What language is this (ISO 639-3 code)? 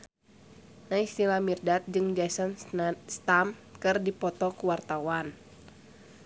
sun